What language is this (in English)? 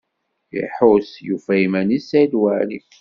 Kabyle